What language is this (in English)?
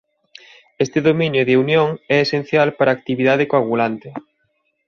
Galician